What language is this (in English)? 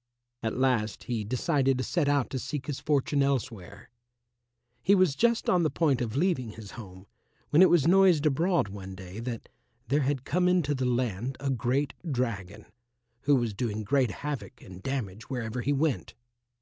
English